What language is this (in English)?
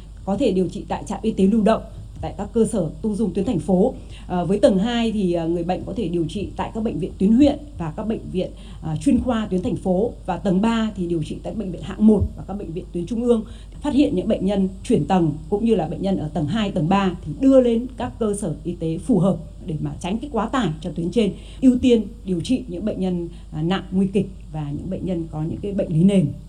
Vietnamese